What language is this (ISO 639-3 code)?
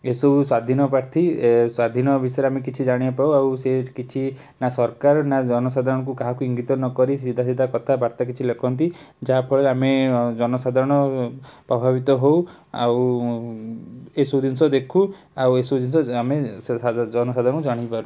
ori